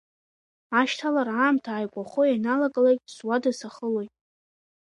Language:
Abkhazian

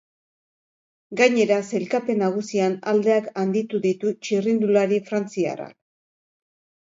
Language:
Basque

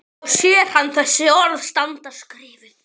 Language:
Icelandic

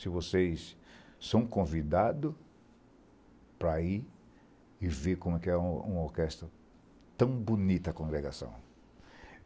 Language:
Portuguese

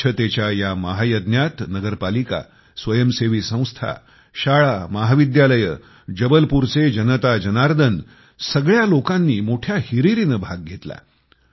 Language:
Marathi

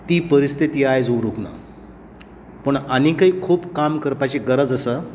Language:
Konkani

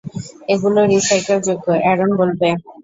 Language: Bangla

